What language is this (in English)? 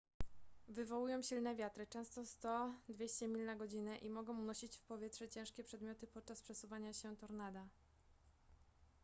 Polish